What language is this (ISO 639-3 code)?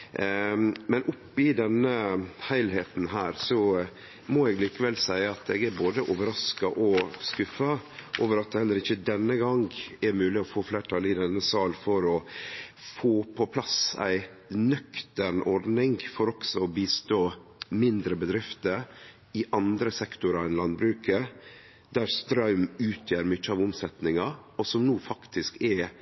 nno